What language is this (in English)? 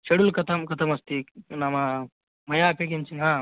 Sanskrit